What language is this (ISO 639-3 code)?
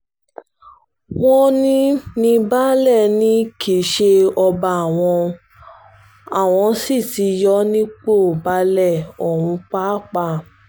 yor